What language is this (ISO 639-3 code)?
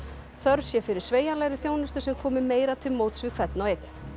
isl